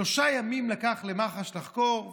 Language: Hebrew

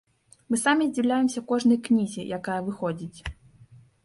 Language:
Belarusian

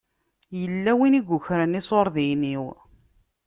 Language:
Kabyle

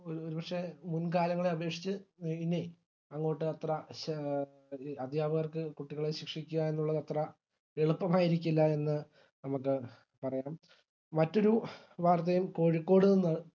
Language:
Malayalam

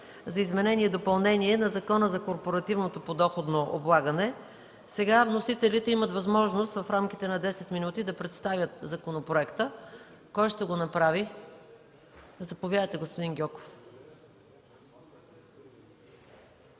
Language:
Bulgarian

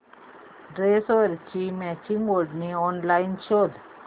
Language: Marathi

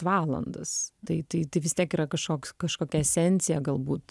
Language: Lithuanian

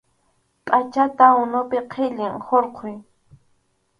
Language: Arequipa-La Unión Quechua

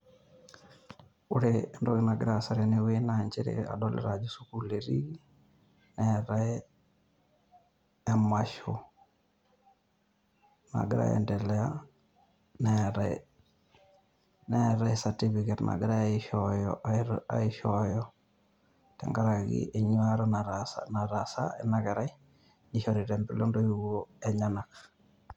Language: Masai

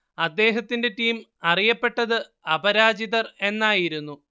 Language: Malayalam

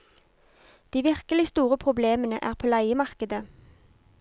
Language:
Norwegian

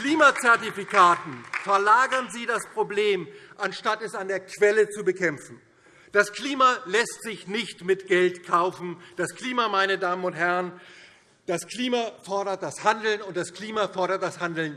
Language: German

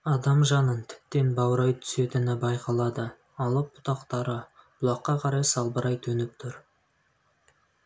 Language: Kazakh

